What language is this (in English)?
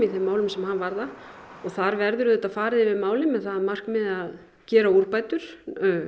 Icelandic